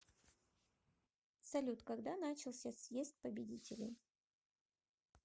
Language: Russian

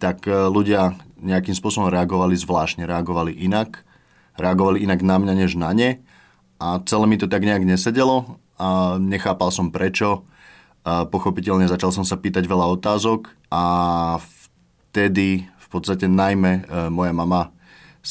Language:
Slovak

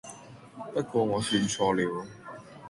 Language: Cantonese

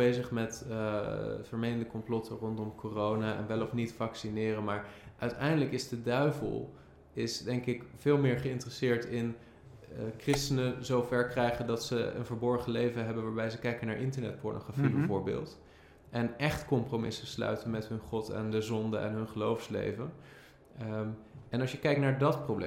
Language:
Dutch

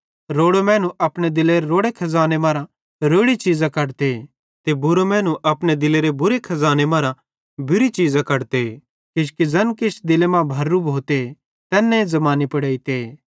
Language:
Bhadrawahi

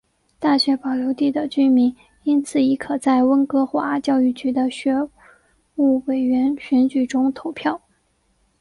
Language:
Chinese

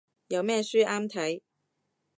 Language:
Cantonese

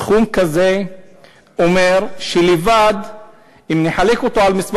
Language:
Hebrew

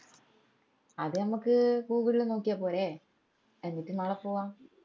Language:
Malayalam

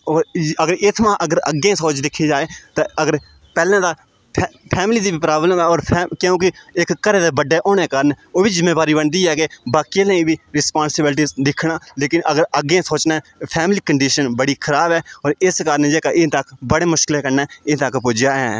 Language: Dogri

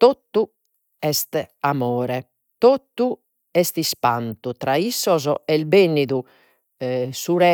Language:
Sardinian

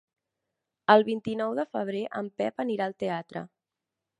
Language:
Catalan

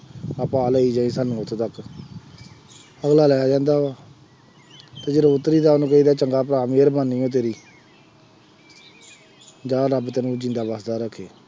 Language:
Punjabi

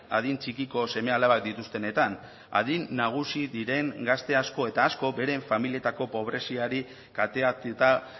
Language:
Basque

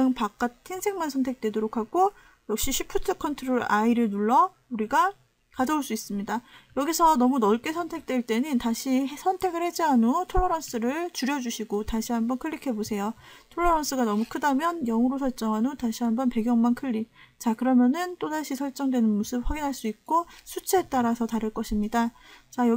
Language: Korean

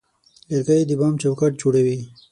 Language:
Pashto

